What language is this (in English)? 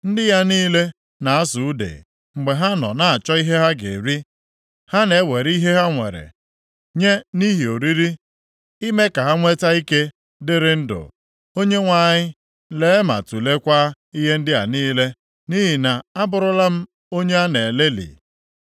Igbo